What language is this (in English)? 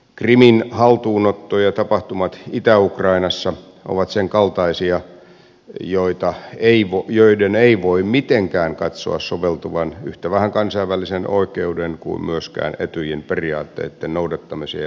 Finnish